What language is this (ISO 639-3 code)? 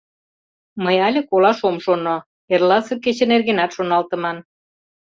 chm